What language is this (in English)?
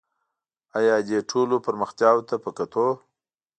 Pashto